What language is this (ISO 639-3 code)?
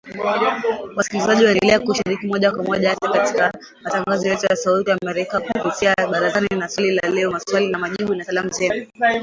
swa